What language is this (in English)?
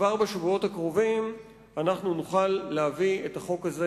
Hebrew